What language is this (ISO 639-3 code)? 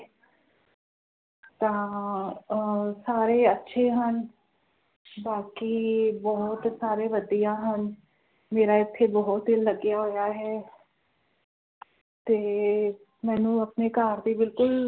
pan